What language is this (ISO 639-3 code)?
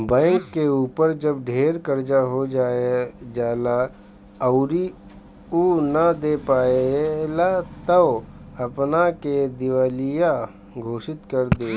bho